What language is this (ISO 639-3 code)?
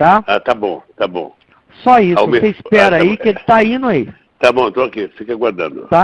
por